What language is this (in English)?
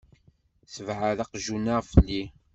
Kabyle